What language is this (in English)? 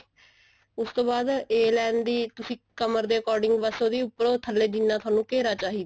Punjabi